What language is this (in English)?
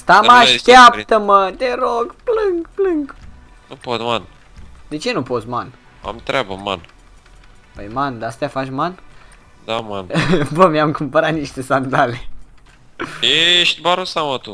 Romanian